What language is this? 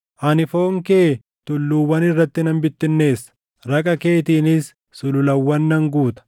Oromo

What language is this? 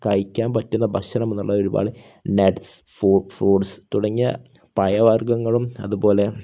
Malayalam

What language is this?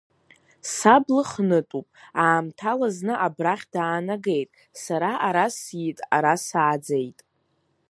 Abkhazian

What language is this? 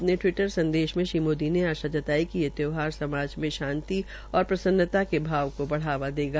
Hindi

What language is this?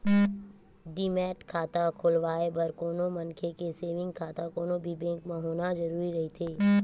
Chhattisgarhi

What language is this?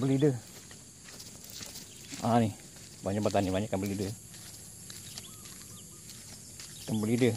Malay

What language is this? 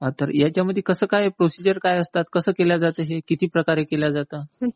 Marathi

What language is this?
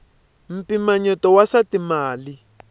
Tsonga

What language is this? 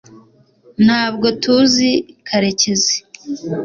Kinyarwanda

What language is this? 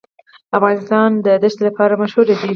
Pashto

